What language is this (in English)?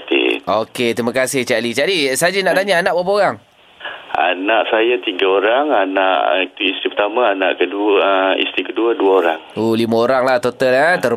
Malay